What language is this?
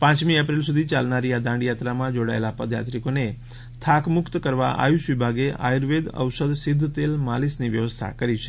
Gujarati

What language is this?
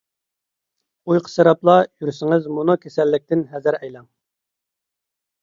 Uyghur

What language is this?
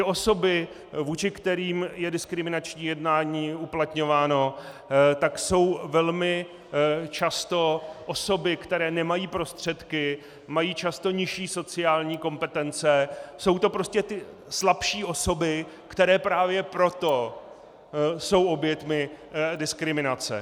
Czech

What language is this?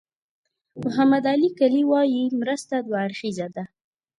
Pashto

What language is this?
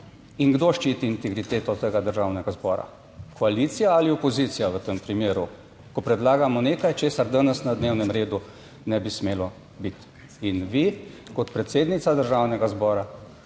Slovenian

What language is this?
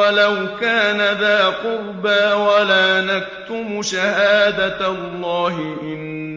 Arabic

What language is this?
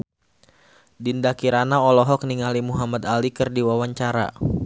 Sundanese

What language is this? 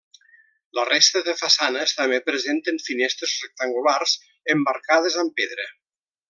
Catalan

